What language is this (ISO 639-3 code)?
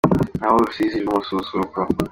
kin